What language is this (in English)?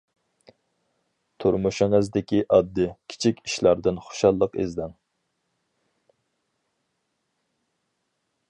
Uyghur